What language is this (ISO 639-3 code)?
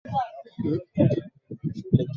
swa